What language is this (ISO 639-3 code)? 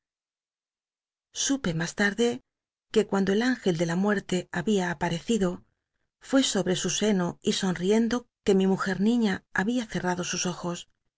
spa